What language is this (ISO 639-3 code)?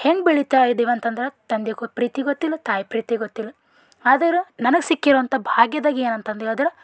kan